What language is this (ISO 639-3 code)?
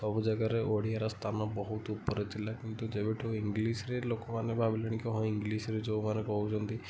ori